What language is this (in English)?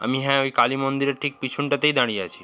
Bangla